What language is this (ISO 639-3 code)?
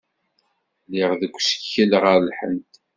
kab